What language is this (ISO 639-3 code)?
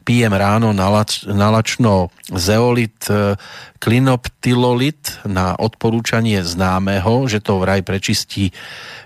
slk